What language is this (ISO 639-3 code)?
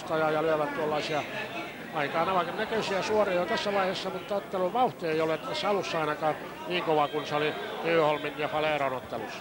fin